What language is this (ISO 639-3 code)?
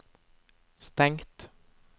nor